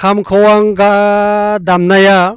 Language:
Bodo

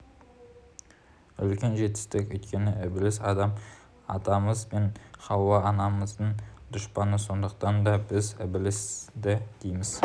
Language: Kazakh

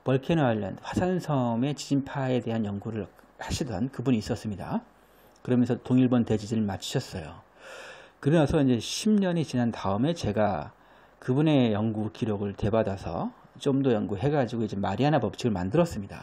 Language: Korean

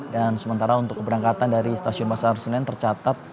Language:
Indonesian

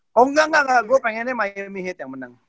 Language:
Indonesian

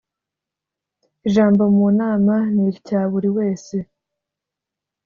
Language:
Kinyarwanda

